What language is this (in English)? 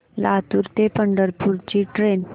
Marathi